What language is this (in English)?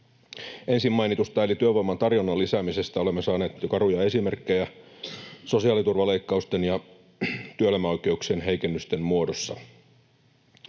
Finnish